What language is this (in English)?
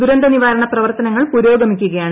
Malayalam